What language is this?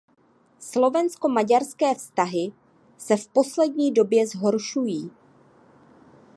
Czech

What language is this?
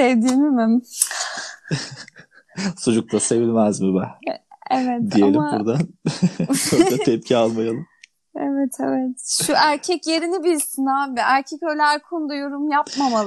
Turkish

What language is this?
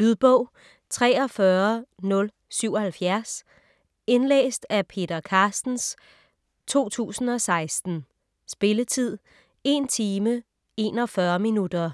Danish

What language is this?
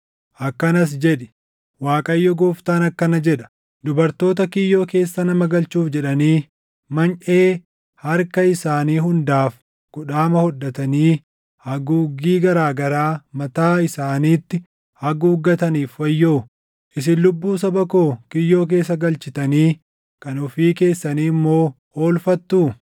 Oromo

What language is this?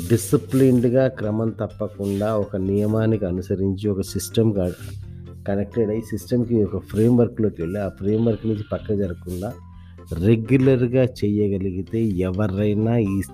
Telugu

